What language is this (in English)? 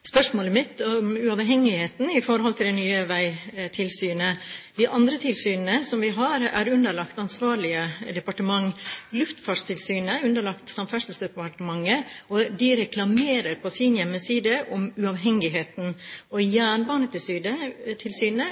Norwegian Bokmål